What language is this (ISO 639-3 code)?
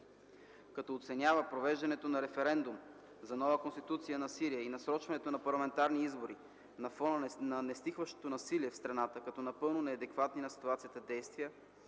bul